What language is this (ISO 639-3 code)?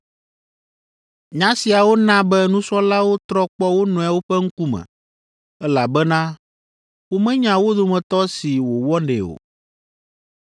ewe